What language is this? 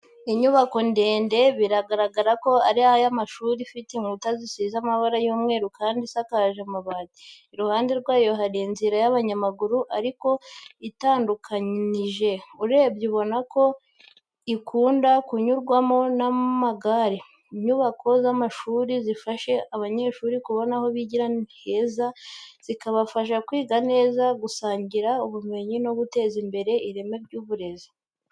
Kinyarwanda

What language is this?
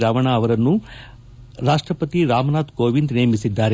Kannada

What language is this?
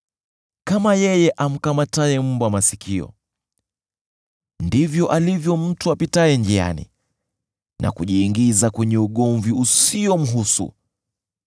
Swahili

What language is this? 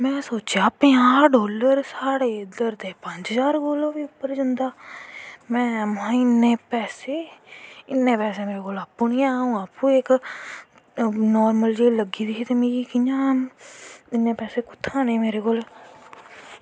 Dogri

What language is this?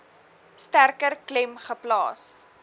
Afrikaans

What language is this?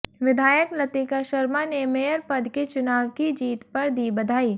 Hindi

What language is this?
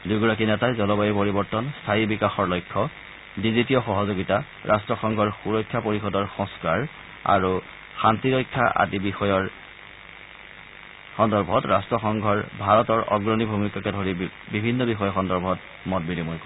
Assamese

